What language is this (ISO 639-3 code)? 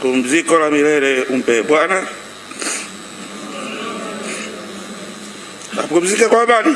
swa